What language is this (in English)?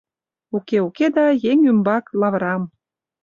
Mari